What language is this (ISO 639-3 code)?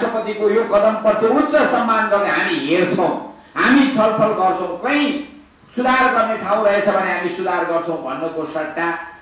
ind